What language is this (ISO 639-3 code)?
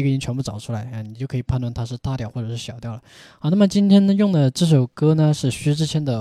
zho